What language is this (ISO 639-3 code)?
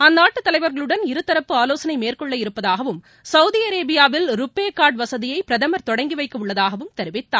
tam